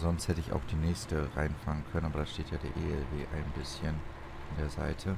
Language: German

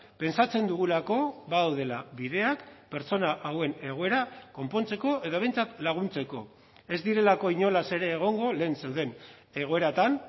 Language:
Basque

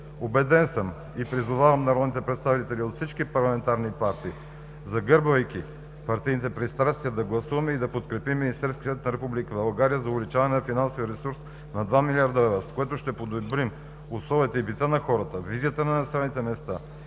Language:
Bulgarian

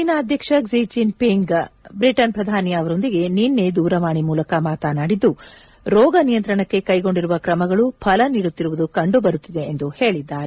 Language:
Kannada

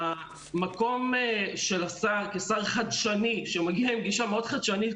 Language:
Hebrew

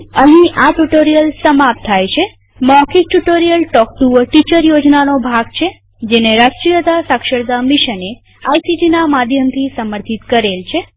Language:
Gujarati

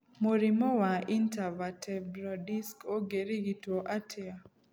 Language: Kikuyu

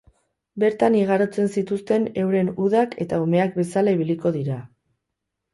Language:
Basque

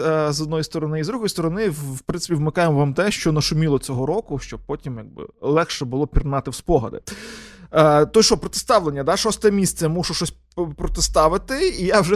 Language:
Ukrainian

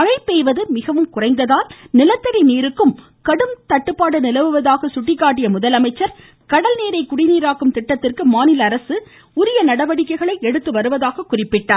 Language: Tamil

